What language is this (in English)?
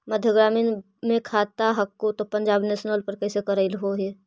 Magahi